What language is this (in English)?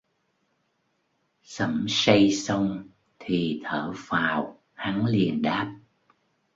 Vietnamese